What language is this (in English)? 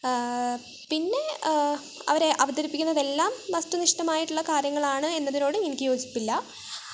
Malayalam